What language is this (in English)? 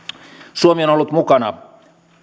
Finnish